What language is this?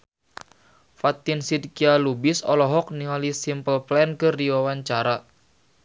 Sundanese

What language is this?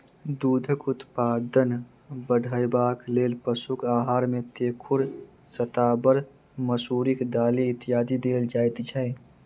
Maithili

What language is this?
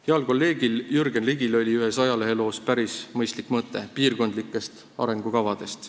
Estonian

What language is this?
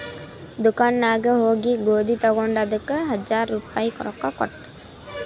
Kannada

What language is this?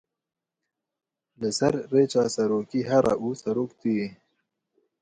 Kurdish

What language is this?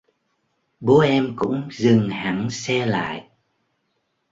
Vietnamese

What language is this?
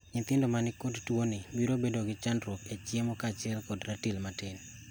Luo (Kenya and Tanzania)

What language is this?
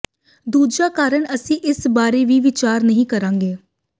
Punjabi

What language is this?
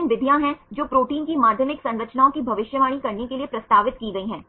Hindi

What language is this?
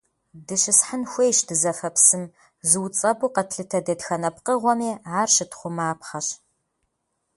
Kabardian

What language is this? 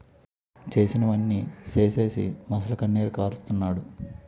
Telugu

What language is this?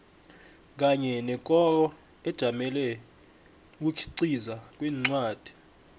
South Ndebele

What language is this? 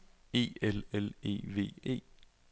Danish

